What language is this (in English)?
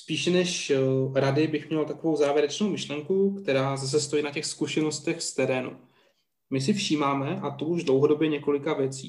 Czech